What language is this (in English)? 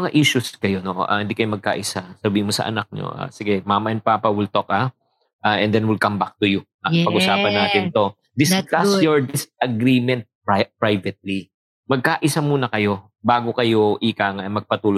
Filipino